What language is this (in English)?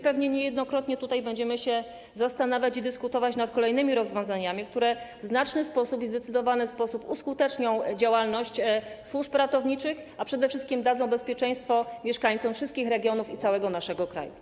Polish